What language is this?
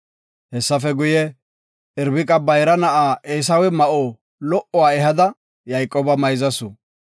Gofa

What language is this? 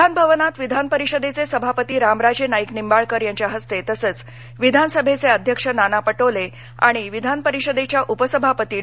Marathi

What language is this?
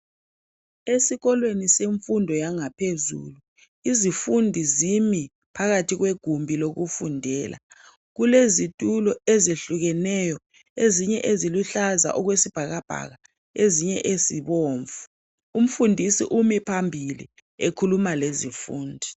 North Ndebele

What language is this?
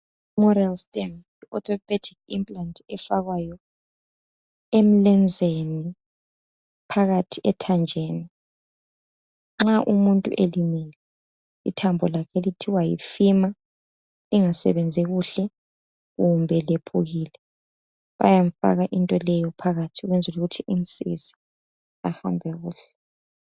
North Ndebele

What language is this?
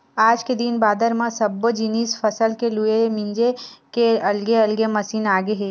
Chhattisgarhi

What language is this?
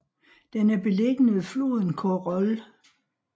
Danish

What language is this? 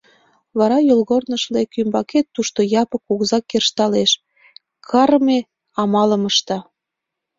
Mari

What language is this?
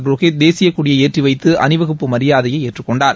Tamil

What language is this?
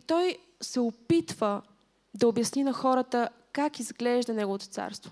Bulgarian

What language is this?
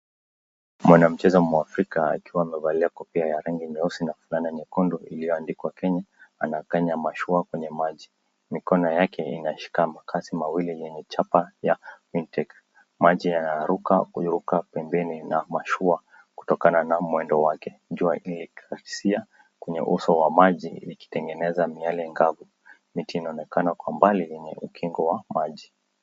Swahili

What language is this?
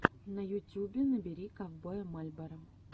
Russian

